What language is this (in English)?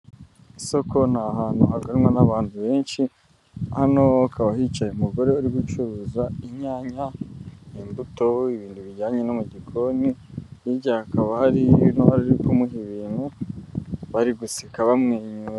Kinyarwanda